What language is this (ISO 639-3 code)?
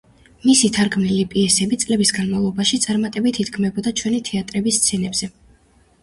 kat